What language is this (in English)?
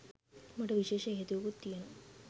Sinhala